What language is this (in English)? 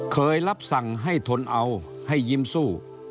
Thai